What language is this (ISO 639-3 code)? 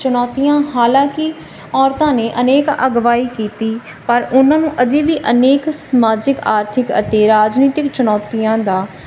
pan